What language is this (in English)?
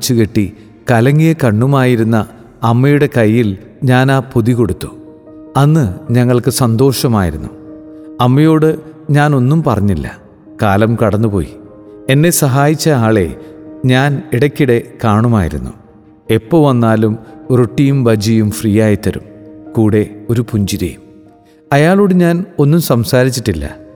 Malayalam